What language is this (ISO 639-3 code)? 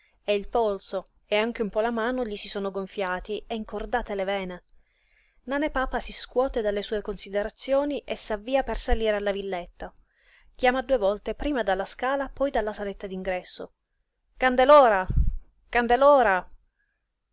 ita